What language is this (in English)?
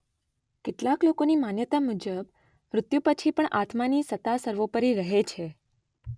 Gujarati